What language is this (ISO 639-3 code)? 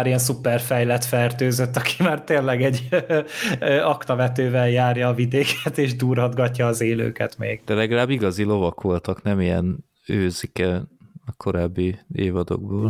hun